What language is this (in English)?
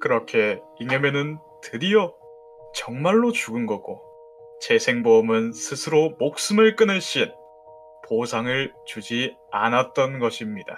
Korean